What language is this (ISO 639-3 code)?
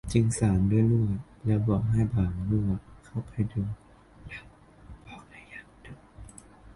tha